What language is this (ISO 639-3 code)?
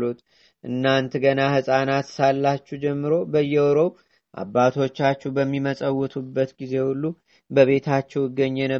amh